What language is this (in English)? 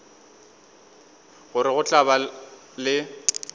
Northern Sotho